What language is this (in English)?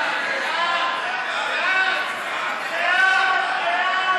Hebrew